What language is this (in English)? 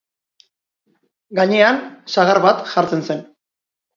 Basque